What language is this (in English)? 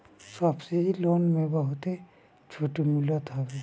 Bhojpuri